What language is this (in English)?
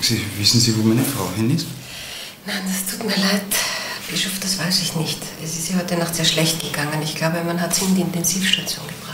German